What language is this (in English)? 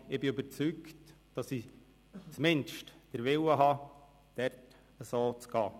Swiss German